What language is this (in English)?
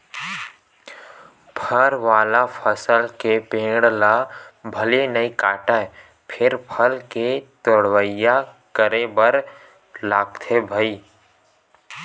Chhattisgarhi